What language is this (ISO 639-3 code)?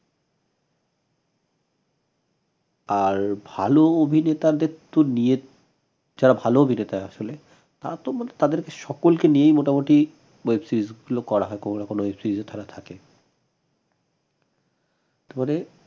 ben